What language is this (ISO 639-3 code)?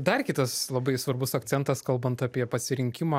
lit